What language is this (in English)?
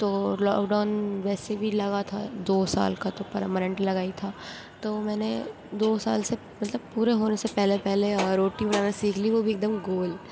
Urdu